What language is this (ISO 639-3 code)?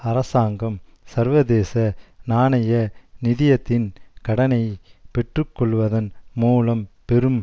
tam